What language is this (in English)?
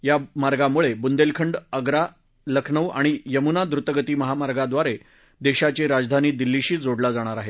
Marathi